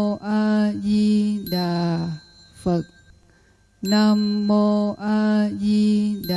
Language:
Vietnamese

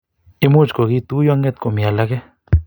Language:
Kalenjin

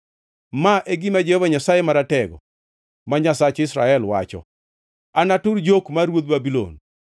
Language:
Luo (Kenya and Tanzania)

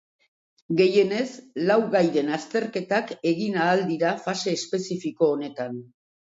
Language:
Basque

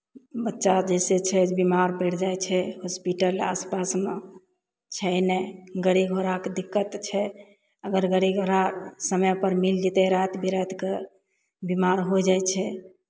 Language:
Maithili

